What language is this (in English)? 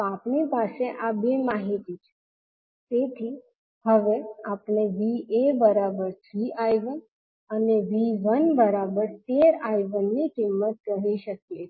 Gujarati